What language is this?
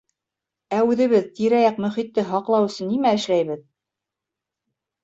Bashkir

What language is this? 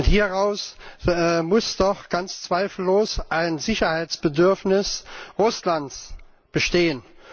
German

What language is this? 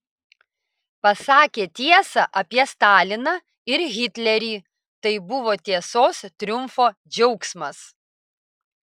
Lithuanian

